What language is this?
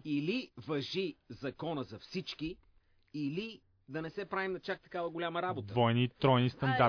Bulgarian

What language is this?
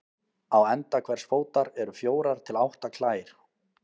Icelandic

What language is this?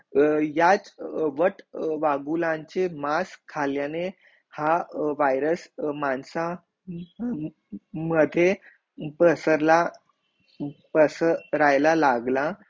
Marathi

